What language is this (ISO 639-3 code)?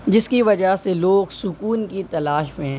urd